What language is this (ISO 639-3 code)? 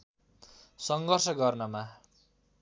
nep